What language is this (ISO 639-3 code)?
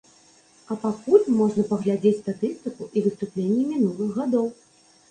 bel